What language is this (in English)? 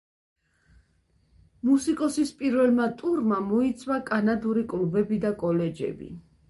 Georgian